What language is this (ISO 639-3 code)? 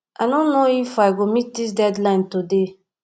pcm